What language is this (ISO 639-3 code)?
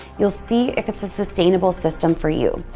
eng